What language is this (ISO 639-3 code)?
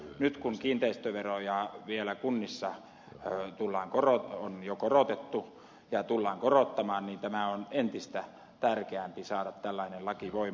fin